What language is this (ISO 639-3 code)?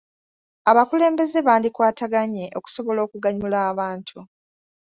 lug